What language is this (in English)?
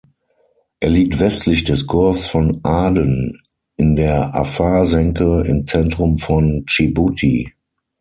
German